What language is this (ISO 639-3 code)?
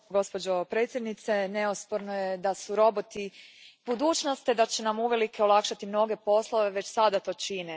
hrv